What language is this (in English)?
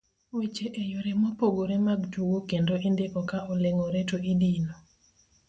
Luo (Kenya and Tanzania)